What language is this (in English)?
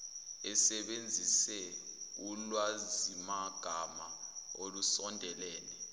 Zulu